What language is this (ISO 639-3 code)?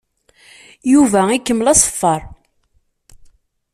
kab